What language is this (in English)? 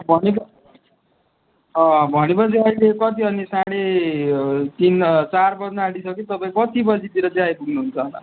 Nepali